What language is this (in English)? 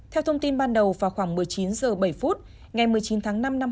Vietnamese